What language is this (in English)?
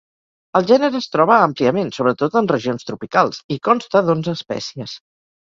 Catalan